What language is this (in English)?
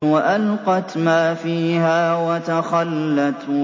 Arabic